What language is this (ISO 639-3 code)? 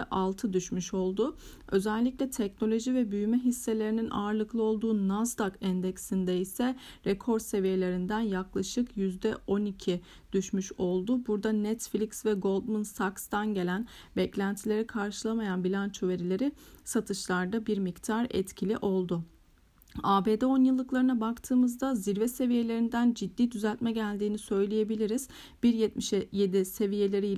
tur